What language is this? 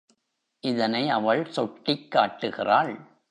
Tamil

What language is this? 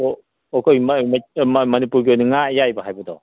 Manipuri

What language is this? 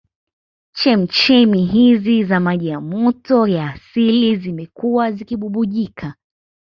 Swahili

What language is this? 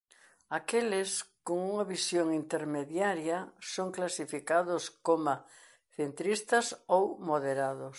Galician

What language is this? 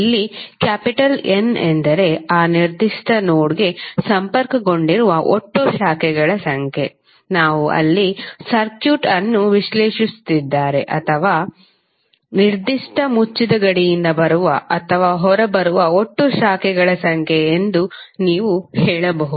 Kannada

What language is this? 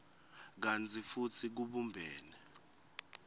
Swati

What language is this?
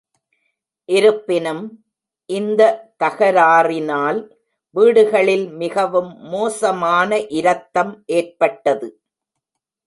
Tamil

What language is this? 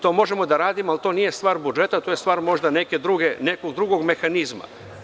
Serbian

